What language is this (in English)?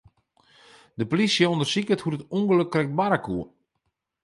Western Frisian